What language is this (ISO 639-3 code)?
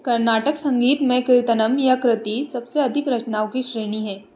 hin